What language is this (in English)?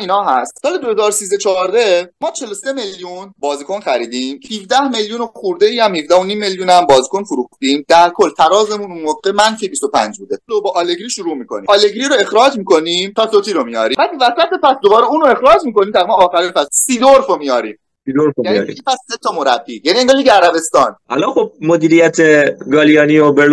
Persian